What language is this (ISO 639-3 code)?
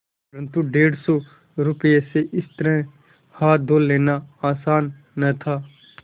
hin